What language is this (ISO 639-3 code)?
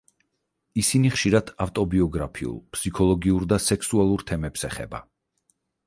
kat